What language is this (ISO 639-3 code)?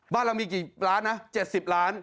tha